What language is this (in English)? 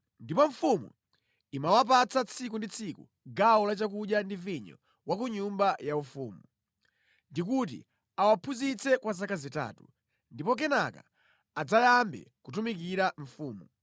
Nyanja